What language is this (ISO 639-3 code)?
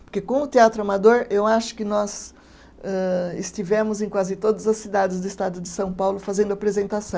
por